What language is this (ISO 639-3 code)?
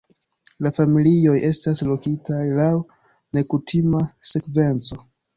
epo